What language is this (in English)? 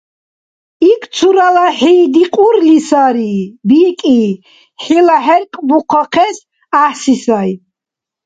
Dargwa